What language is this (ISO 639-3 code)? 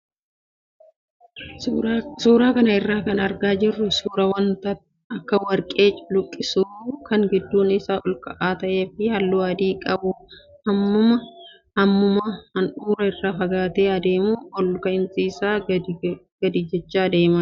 orm